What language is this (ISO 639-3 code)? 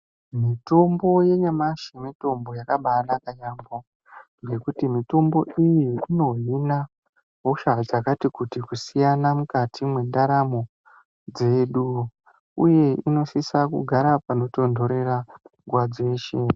ndc